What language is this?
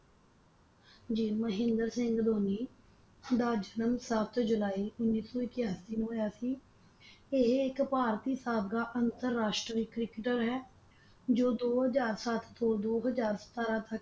Punjabi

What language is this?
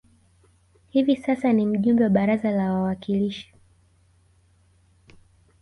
Swahili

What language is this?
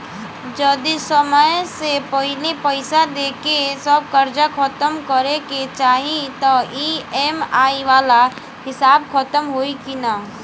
Bhojpuri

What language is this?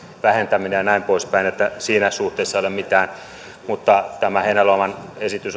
Finnish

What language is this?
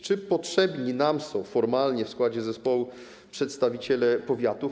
Polish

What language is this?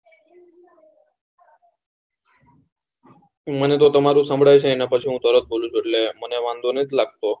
Gujarati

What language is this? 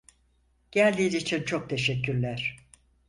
Turkish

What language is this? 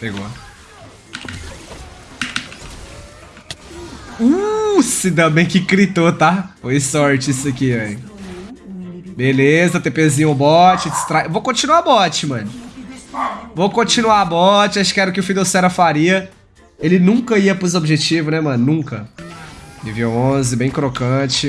Portuguese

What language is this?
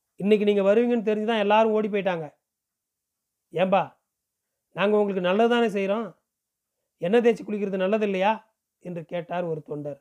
Tamil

